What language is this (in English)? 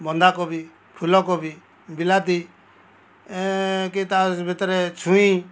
Odia